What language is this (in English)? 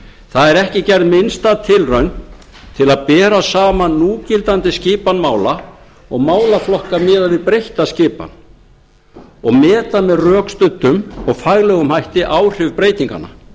Icelandic